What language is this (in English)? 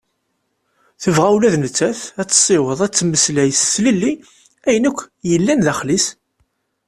Kabyle